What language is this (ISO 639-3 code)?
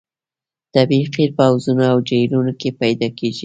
pus